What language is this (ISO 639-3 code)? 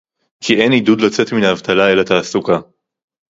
heb